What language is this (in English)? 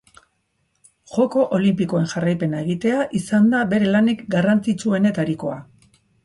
Basque